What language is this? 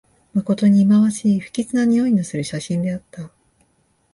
Japanese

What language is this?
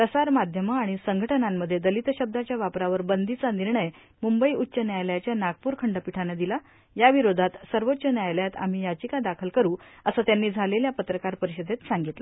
Marathi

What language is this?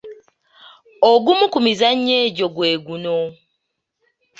Ganda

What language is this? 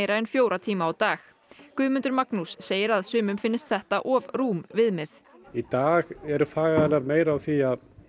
Icelandic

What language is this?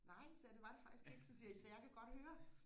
Danish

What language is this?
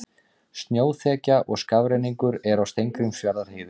Icelandic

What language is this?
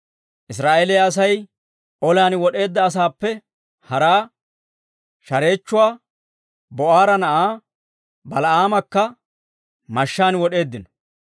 Dawro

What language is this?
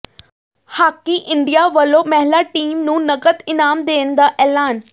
Punjabi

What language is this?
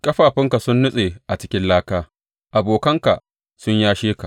Hausa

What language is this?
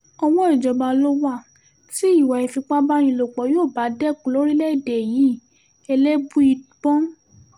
Yoruba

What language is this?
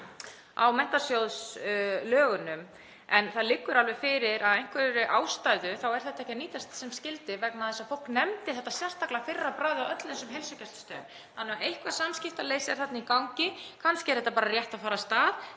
Icelandic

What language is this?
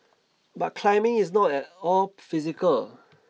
English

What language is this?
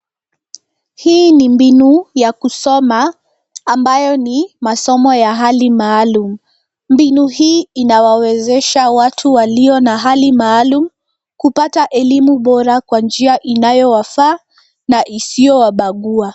Swahili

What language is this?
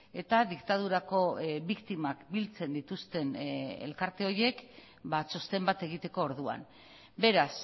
Basque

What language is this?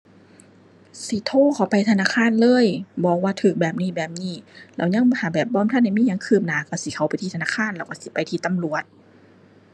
Thai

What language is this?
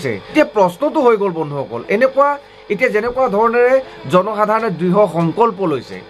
Bangla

